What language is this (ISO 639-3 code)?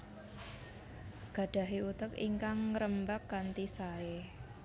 jav